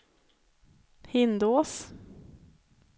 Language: Swedish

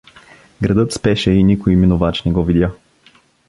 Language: Bulgarian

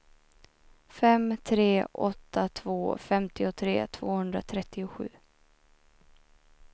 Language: Swedish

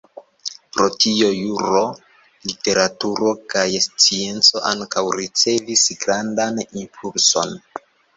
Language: Esperanto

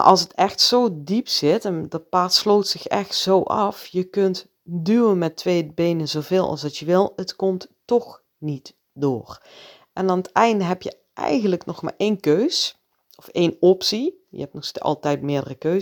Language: Dutch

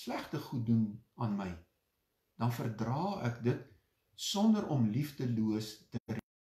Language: Dutch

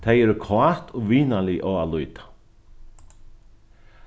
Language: Faroese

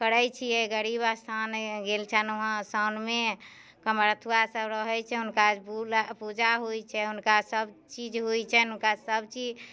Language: Maithili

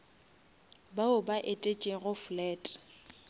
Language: Northern Sotho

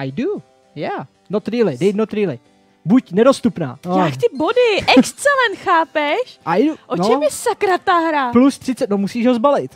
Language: Czech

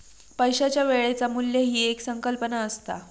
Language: Marathi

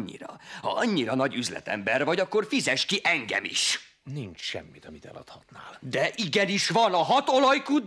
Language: Hungarian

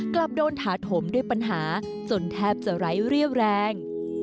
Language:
Thai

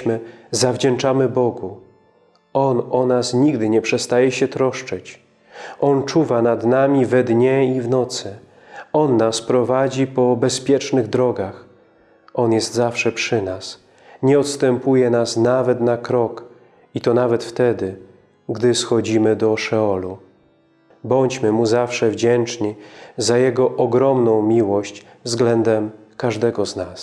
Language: Polish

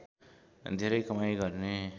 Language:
Nepali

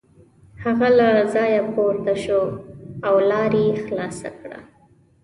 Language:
Pashto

